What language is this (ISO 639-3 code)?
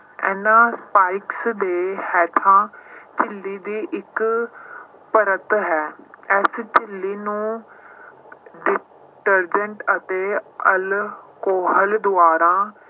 pan